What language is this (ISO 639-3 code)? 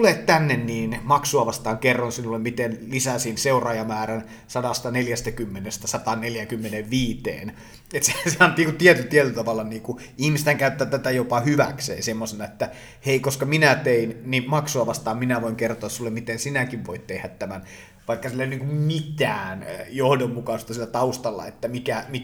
fin